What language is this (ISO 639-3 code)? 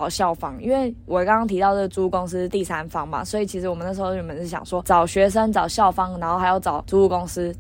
zho